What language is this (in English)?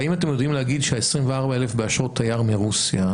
Hebrew